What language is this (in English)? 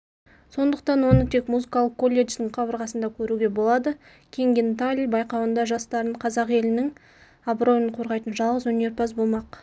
Kazakh